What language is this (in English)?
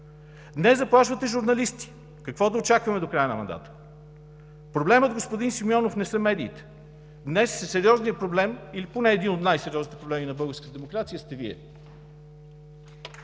Bulgarian